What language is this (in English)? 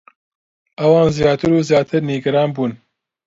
Central Kurdish